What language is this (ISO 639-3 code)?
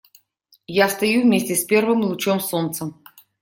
rus